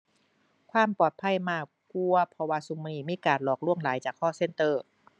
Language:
Thai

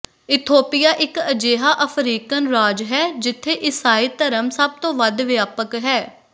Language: Punjabi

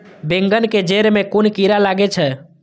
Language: Maithili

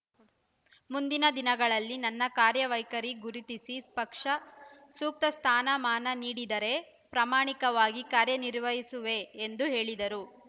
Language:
Kannada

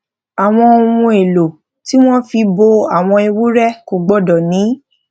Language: Yoruba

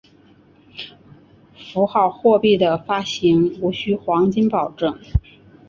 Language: Chinese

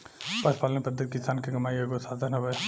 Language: Bhojpuri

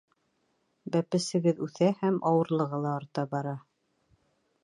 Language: Bashkir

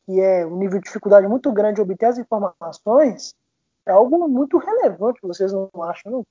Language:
Portuguese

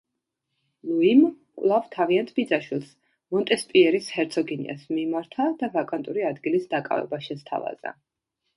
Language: Georgian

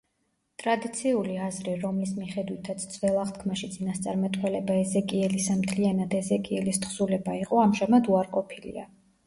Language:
Georgian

